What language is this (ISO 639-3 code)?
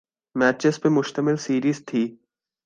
urd